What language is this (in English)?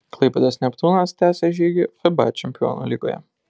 Lithuanian